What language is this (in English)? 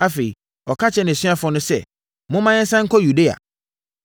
Akan